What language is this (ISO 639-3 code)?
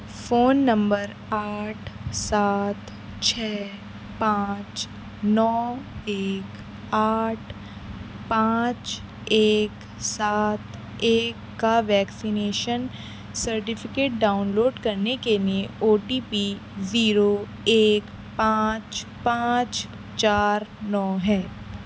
urd